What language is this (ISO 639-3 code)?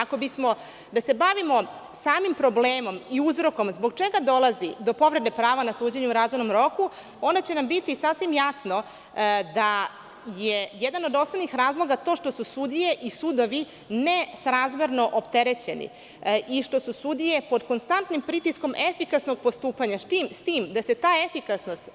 srp